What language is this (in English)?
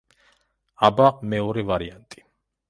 Georgian